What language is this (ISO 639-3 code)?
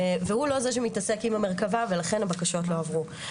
heb